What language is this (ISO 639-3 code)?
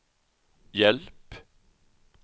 swe